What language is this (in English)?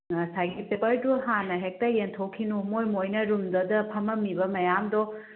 Manipuri